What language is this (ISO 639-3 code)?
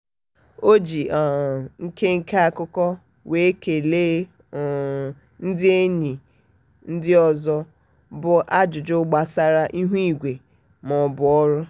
ibo